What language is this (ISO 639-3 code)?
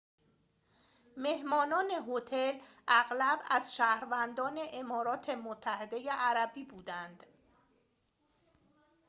fas